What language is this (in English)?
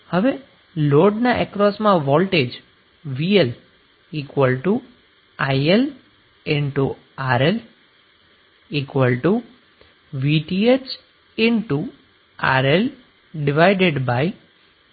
Gujarati